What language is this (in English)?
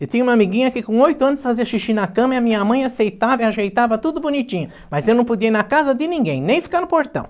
Portuguese